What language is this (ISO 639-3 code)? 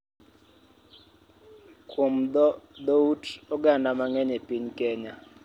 luo